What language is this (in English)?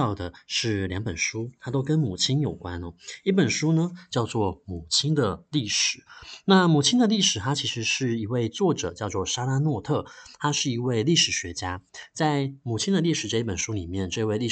Chinese